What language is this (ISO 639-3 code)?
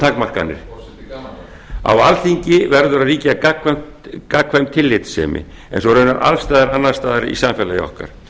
isl